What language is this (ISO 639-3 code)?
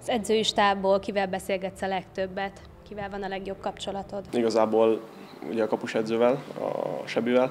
hun